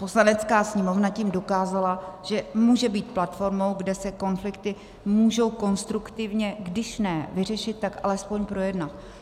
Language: Czech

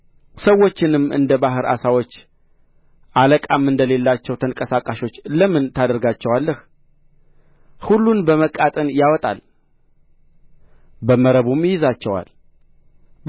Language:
Amharic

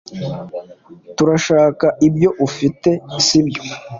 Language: Kinyarwanda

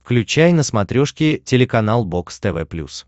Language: Russian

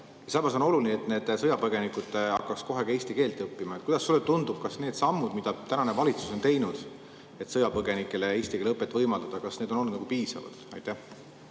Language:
Estonian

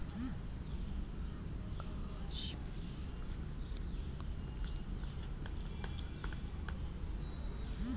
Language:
Kannada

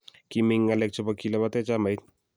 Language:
Kalenjin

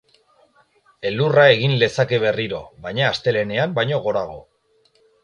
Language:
Basque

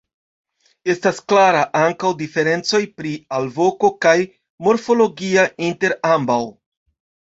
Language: Esperanto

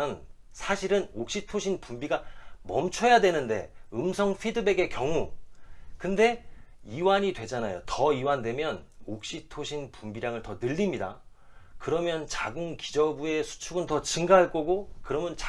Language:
Korean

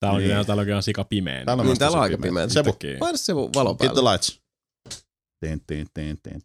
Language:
Finnish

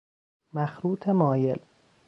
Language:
Persian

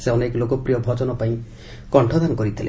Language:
Odia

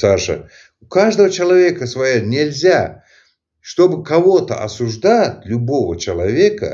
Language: Russian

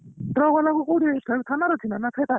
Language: Odia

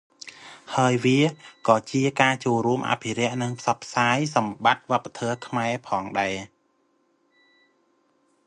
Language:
Khmer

